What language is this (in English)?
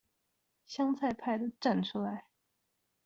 Chinese